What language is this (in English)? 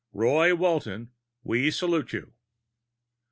English